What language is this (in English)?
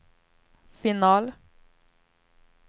Swedish